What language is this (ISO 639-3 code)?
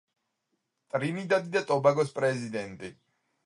kat